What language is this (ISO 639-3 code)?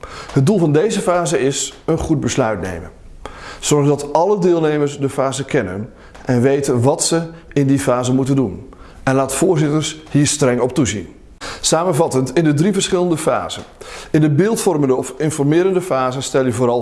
nld